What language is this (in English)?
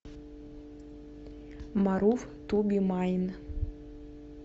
Russian